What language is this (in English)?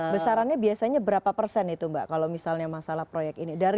Indonesian